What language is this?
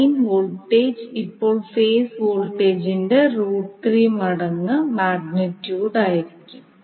Malayalam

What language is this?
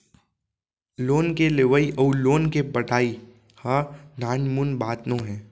Chhattisgarhi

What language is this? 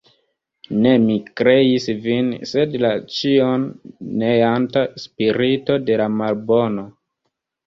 Esperanto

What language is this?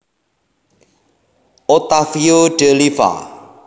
Javanese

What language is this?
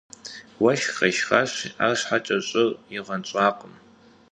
Kabardian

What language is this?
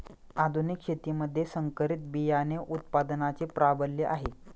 Marathi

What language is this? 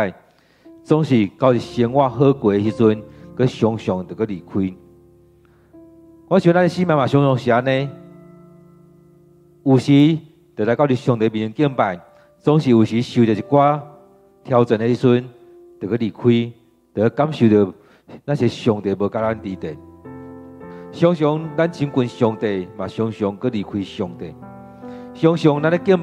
Chinese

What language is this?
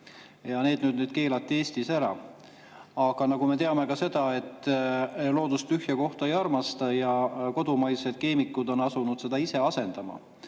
Estonian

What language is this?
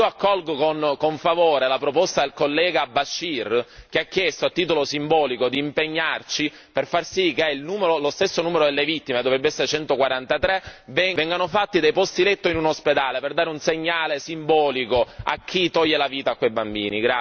Italian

